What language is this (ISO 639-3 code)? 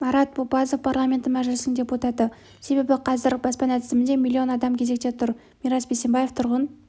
kaz